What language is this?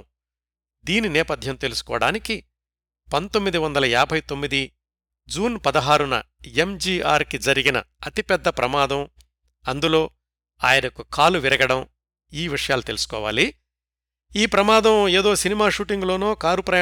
Telugu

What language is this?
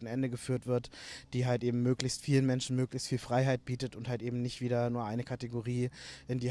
German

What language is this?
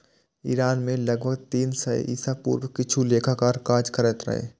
Maithili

